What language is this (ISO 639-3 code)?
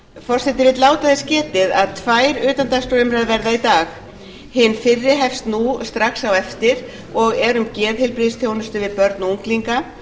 isl